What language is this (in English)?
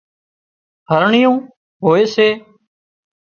Wadiyara Koli